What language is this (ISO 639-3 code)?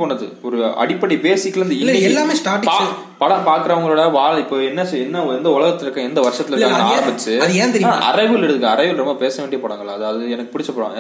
tam